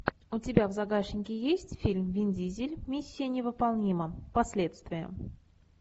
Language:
Russian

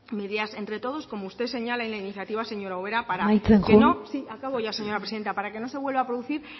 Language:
Spanish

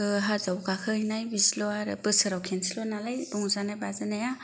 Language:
Bodo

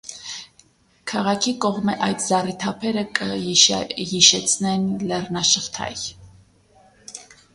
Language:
Armenian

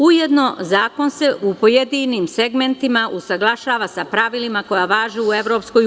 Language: Serbian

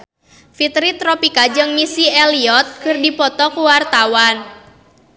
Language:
Sundanese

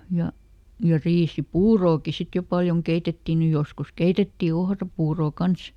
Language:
Finnish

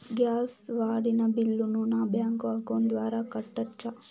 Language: Telugu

